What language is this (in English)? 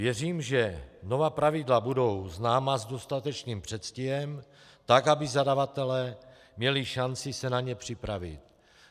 Czech